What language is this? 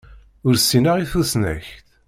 Kabyle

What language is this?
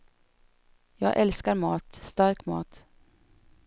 Swedish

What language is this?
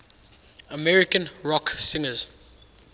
English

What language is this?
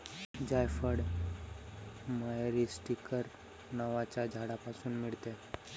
Marathi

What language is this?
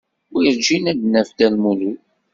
Kabyle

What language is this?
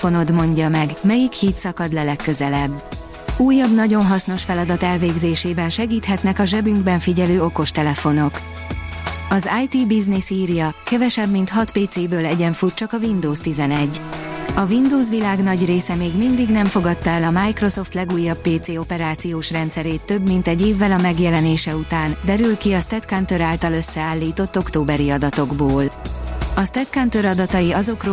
Hungarian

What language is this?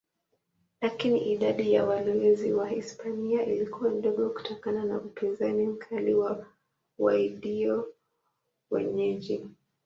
Swahili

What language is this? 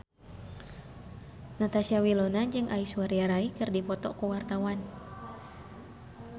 Sundanese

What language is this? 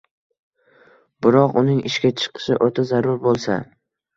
Uzbek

